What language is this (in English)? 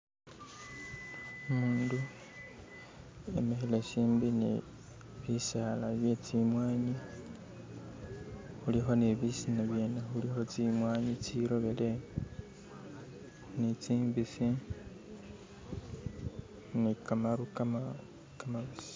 Masaaba